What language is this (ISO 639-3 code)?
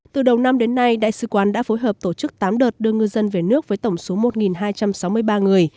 vie